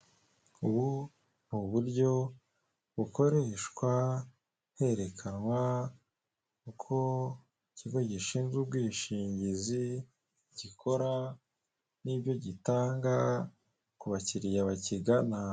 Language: Kinyarwanda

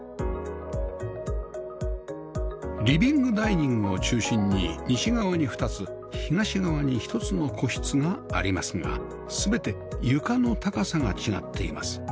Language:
Japanese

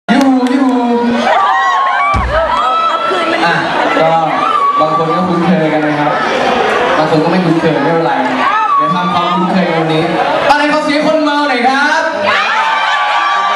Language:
Thai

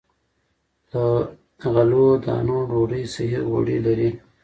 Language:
Pashto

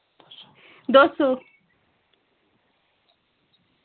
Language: Dogri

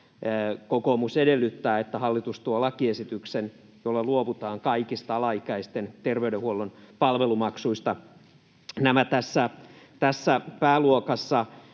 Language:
Finnish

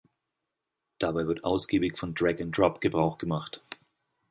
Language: German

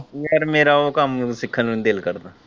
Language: Punjabi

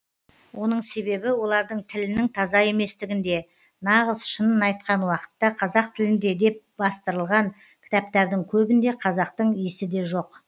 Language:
Kazakh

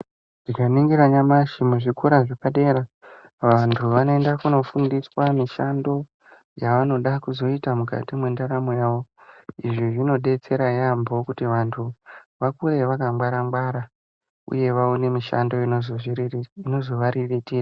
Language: Ndau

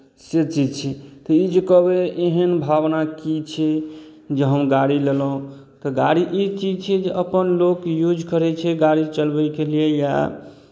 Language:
Maithili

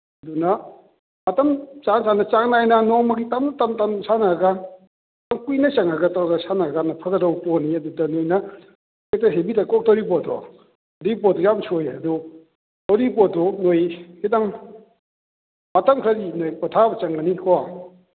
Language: Manipuri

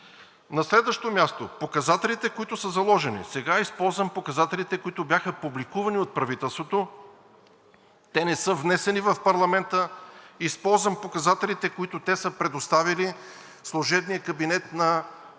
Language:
Bulgarian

